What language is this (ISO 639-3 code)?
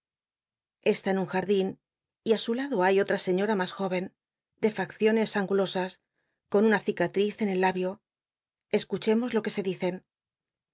spa